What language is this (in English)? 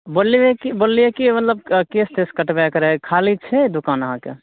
Maithili